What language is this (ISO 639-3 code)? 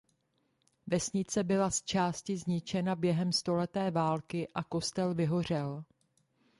ces